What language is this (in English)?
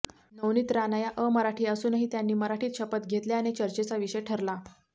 Marathi